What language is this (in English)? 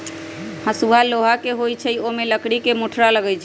Magahi